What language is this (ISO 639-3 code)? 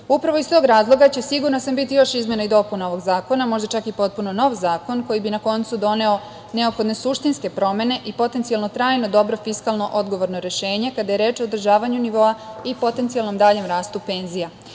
srp